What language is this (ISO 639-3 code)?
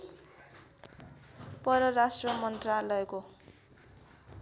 nep